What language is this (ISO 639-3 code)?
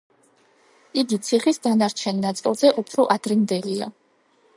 kat